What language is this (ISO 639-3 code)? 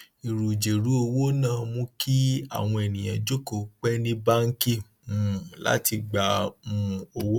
yor